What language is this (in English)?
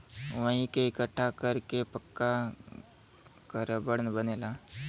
Bhojpuri